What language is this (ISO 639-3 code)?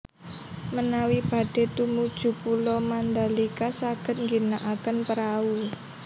jav